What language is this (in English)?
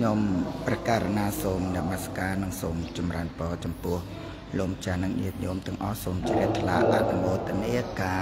Thai